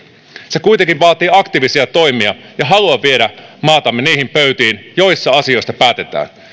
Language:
Finnish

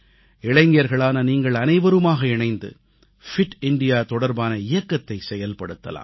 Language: Tamil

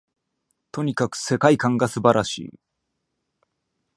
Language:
Japanese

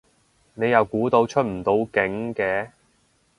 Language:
Cantonese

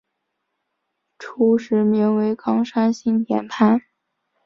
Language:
Chinese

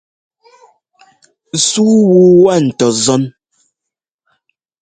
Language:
Ngomba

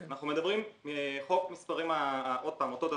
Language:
Hebrew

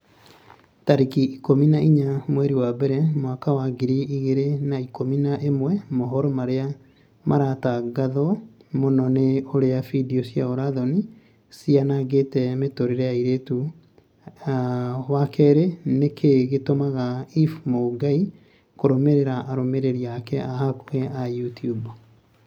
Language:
Kikuyu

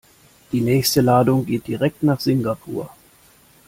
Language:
German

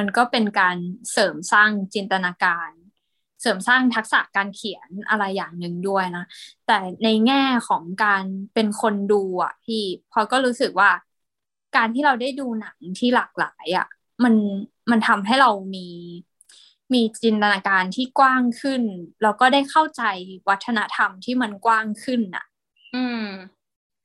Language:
Thai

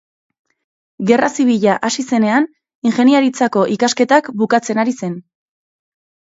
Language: Basque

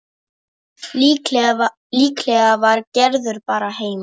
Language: Icelandic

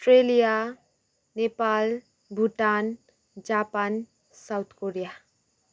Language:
Nepali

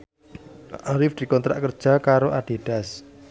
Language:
Javanese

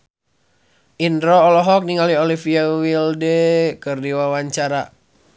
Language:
Sundanese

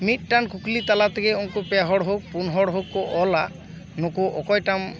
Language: Santali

